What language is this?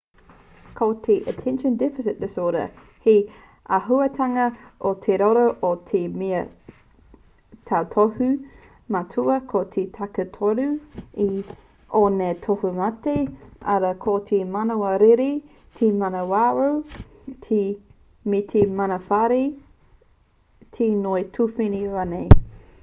Māori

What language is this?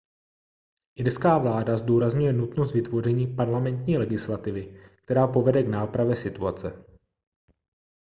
Czech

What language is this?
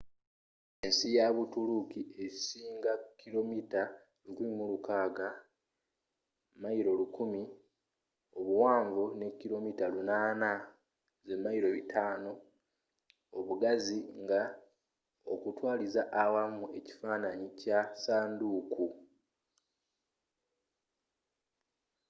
Ganda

